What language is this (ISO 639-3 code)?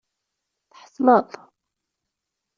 kab